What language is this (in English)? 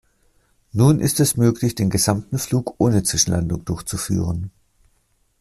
German